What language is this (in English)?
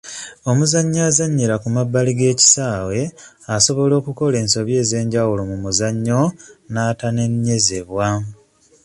Ganda